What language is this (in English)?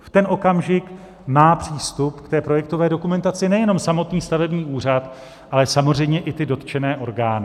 Czech